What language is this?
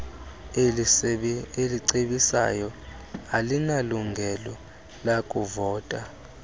Xhosa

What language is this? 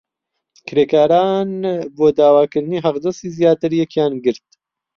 Central Kurdish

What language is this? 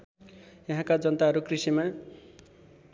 Nepali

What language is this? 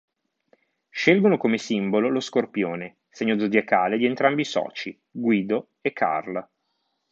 Italian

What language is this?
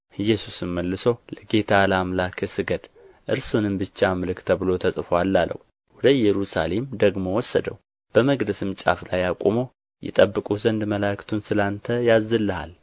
Amharic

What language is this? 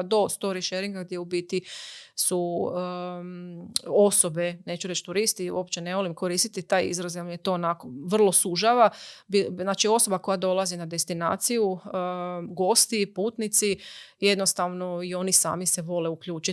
Croatian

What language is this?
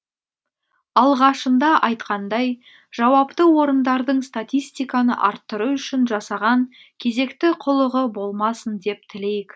Kazakh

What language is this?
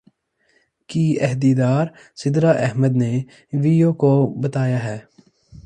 Urdu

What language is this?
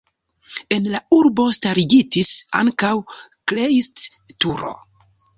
Esperanto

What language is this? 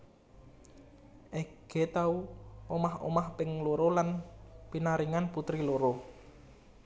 Javanese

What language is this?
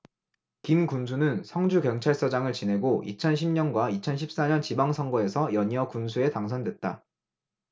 Korean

